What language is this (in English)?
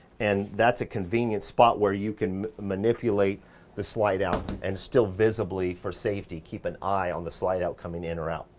English